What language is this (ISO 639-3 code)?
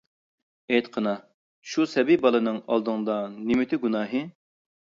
uig